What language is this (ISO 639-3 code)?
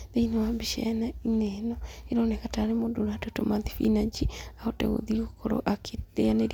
kik